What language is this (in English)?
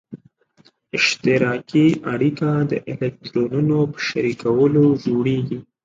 Pashto